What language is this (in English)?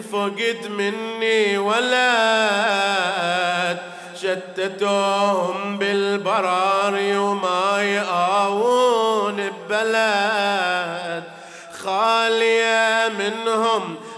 Arabic